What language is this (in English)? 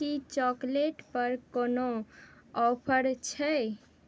Maithili